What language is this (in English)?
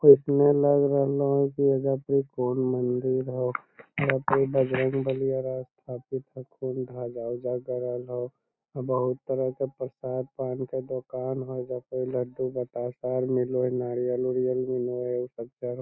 Magahi